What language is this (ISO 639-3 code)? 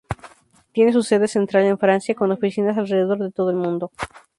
spa